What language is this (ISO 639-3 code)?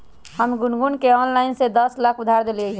mag